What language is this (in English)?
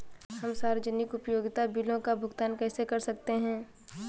Hindi